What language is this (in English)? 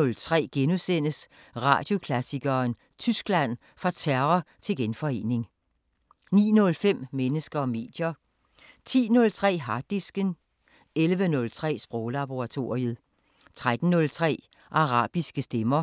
Danish